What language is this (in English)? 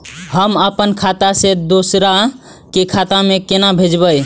Maithili